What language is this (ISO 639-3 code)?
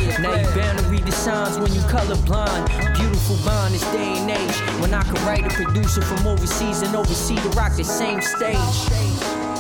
ell